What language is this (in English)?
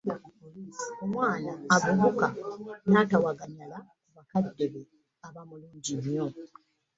Ganda